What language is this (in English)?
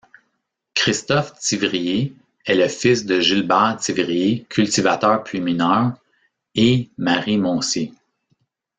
French